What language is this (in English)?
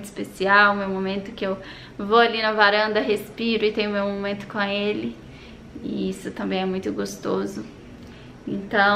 Portuguese